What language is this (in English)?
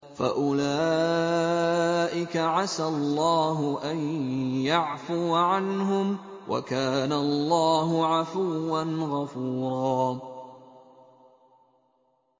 Arabic